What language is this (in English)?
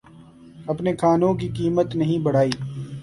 Urdu